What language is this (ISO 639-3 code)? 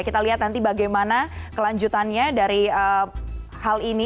ind